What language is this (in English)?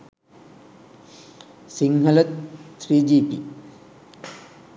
Sinhala